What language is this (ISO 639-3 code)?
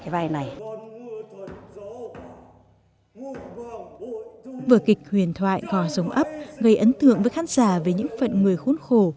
vie